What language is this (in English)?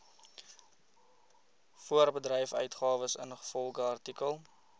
Afrikaans